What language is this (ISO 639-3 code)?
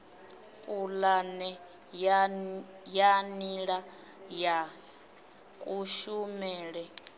ven